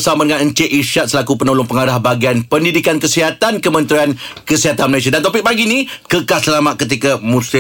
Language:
Malay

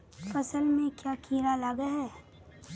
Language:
Magahi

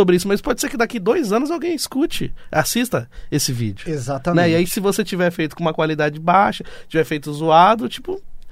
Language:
Portuguese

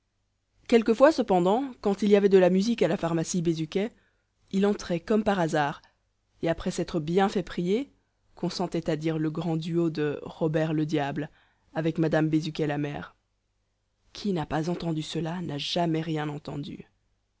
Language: French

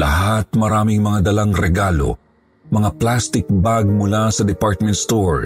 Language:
Filipino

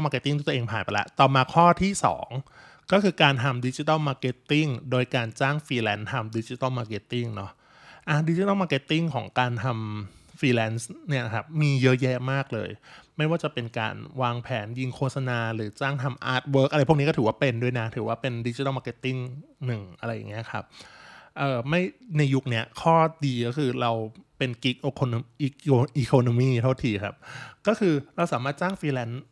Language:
Thai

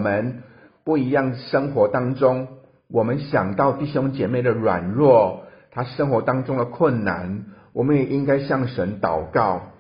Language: Chinese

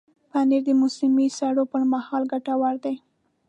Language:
Pashto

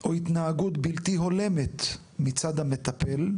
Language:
Hebrew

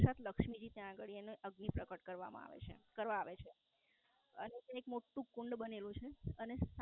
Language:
Gujarati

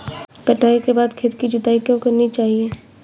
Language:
Hindi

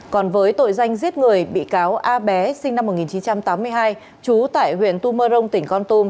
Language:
Vietnamese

